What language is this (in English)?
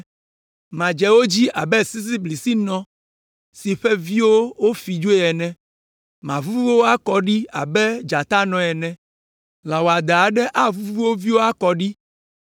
Ewe